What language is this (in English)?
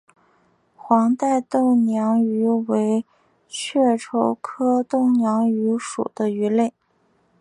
Chinese